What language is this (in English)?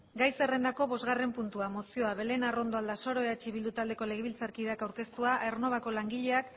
Basque